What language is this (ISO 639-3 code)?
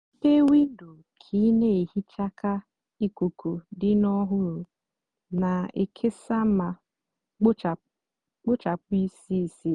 ibo